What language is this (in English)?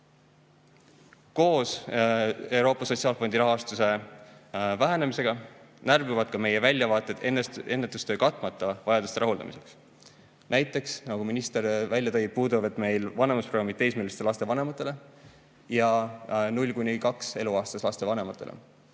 Estonian